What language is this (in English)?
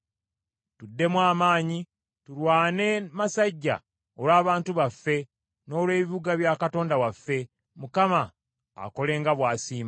Ganda